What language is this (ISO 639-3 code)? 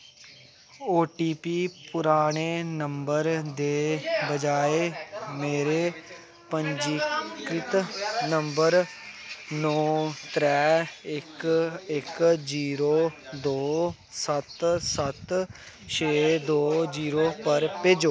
doi